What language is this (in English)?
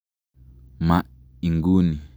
Kalenjin